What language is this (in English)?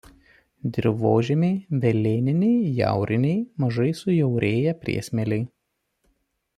Lithuanian